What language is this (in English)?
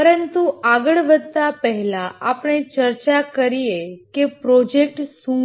Gujarati